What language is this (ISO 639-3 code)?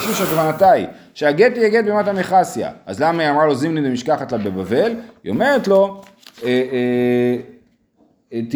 heb